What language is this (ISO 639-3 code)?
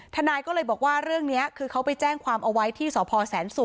tha